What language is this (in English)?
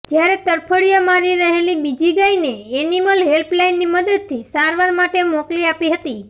Gujarati